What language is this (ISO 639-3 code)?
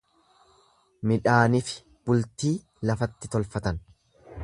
orm